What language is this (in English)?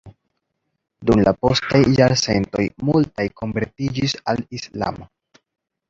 Esperanto